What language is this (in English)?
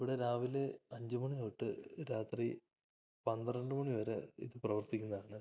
Malayalam